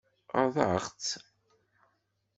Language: Kabyle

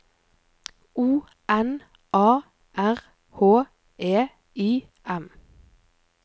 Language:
Norwegian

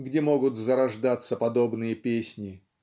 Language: Russian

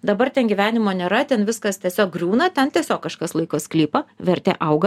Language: Lithuanian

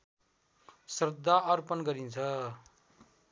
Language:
Nepali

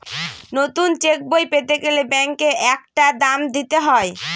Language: Bangla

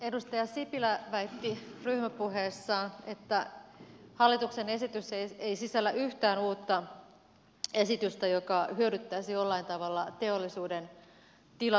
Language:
Finnish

